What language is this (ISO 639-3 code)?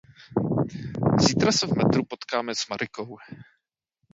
ces